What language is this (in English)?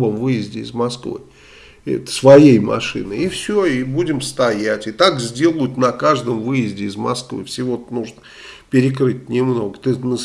Russian